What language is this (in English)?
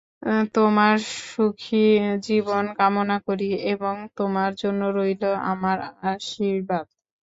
Bangla